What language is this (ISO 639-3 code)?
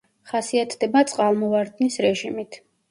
kat